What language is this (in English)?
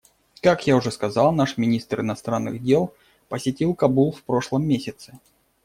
Russian